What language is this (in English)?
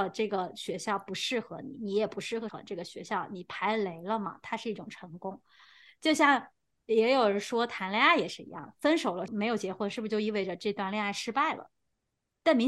Chinese